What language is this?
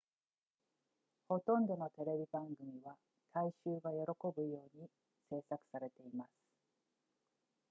Japanese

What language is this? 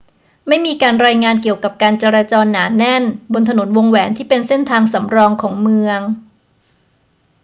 Thai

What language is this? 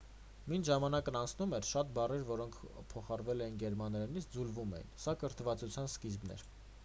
Armenian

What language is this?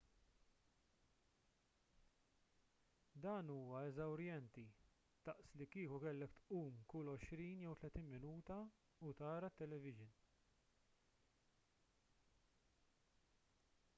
Maltese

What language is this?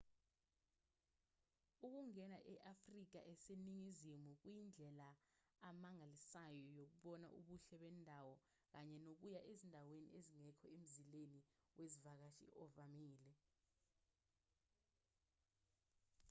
Zulu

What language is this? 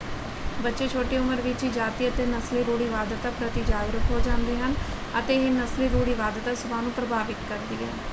Punjabi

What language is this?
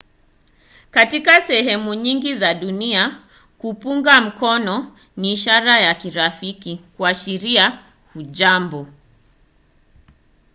Swahili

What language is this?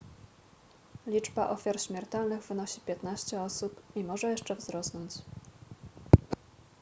Polish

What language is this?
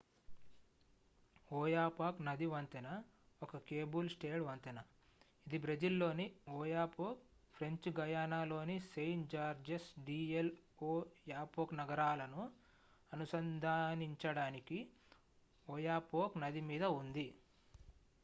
Telugu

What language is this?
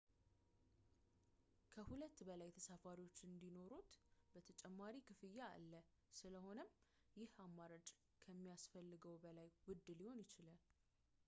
Amharic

